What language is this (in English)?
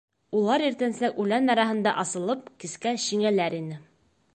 Bashkir